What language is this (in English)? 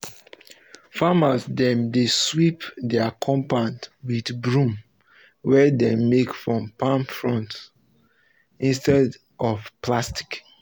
Nigerian Pidgin